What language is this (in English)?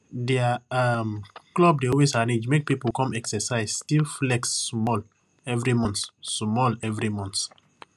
Nigerian Pidgin